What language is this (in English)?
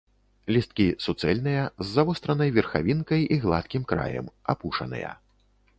Belarusian